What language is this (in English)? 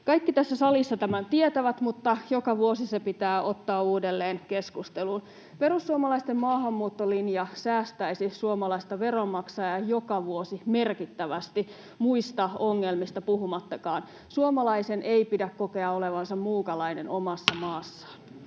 Finnish